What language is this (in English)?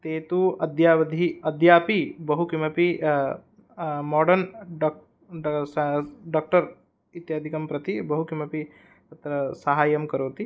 Sanskrit